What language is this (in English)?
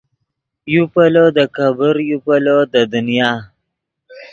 Yidgha